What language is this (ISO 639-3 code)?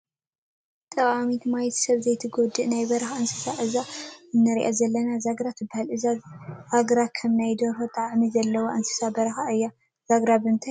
tir